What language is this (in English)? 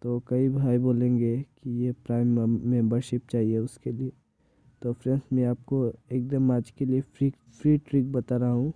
Hindi